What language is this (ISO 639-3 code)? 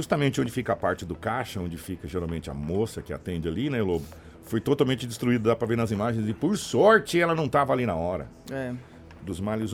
por